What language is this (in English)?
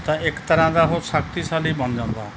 Punjabi